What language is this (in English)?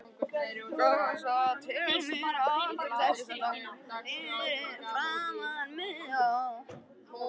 Icelandic